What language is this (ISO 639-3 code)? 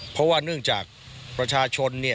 tha